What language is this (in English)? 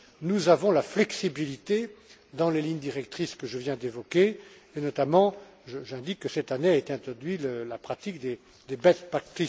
French